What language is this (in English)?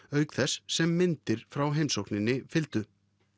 Icelandic